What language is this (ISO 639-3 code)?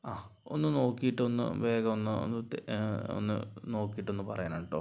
mal